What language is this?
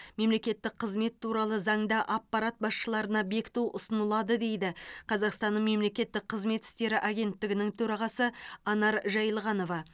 Kazakh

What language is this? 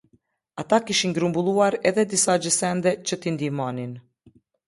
Albanian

